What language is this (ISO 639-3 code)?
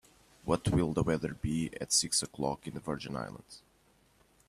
eng